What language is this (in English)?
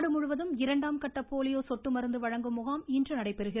Tamil